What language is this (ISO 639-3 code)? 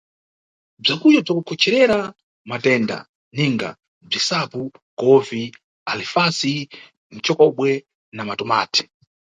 nyu